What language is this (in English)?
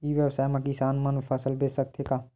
Chhattisgarhi